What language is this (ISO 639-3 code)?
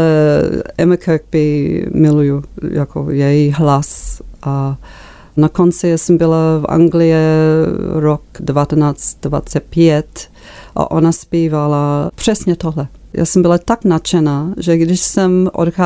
ces